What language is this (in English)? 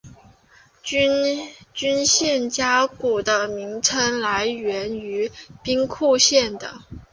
Chinese